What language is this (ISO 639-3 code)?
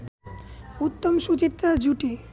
ben